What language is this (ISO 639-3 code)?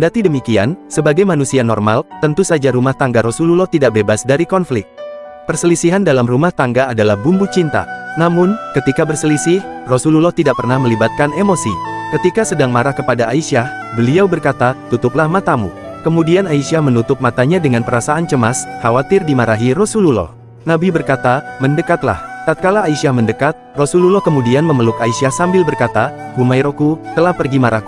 ind